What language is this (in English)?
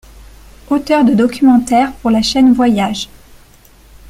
French